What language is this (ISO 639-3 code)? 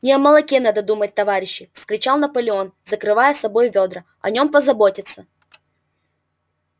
rus